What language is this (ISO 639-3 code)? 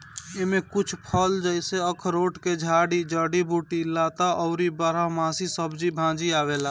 bho